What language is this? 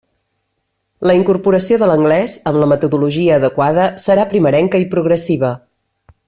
Catalan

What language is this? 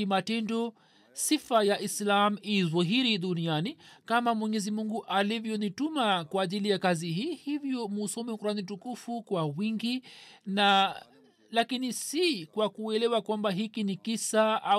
Swahili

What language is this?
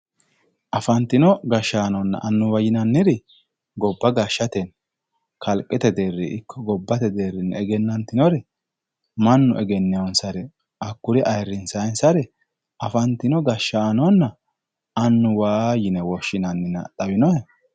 Sidamo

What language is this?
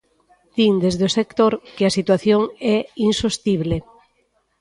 Galician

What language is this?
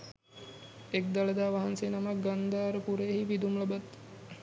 Sinhala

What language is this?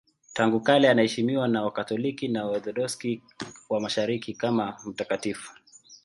Swahili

